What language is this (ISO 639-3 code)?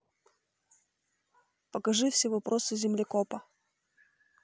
rus